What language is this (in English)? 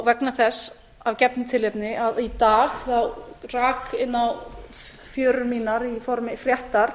Icelandic